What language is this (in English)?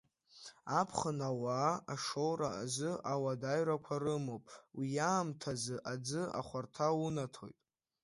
Abkhazian